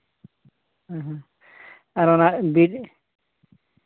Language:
Santali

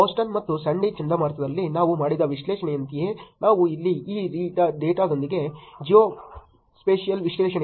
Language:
Kannada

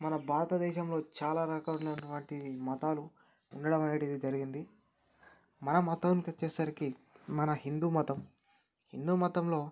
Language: Telugu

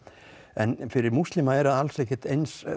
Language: Icelandic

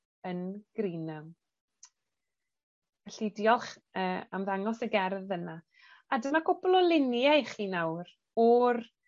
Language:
Welsh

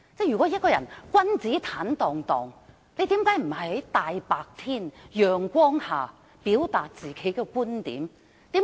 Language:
Cantonese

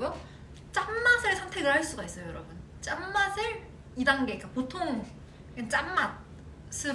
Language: Korean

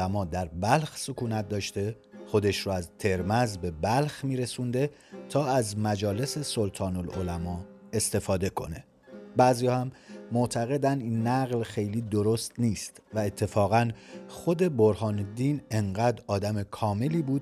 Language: Persian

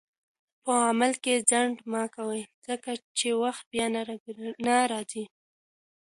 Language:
Pashto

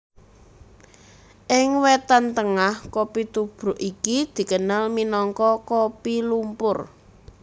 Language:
Javanese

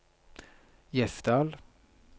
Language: Norwegian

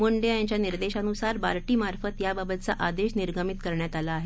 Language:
Marathi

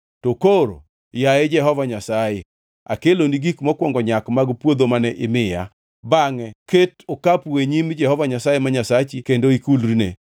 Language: Luo (Kenya and Tanzania)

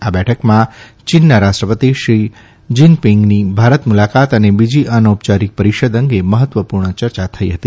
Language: Gujarati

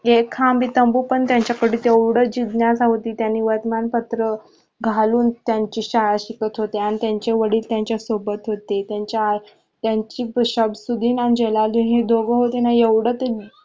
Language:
Marathi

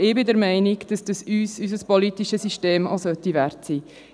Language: Swiss German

